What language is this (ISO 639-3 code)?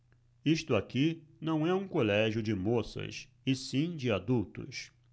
por